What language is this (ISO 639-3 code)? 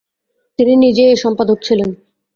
ben